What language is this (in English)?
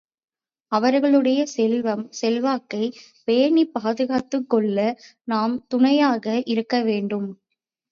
Tamil